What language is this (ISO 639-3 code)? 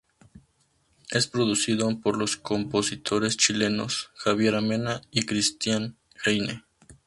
spa